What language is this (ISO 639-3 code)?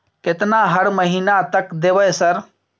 mai